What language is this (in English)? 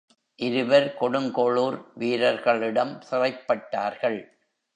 Tamil